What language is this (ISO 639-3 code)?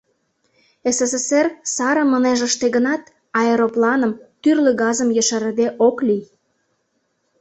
chm